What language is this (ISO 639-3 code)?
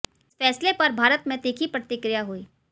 hin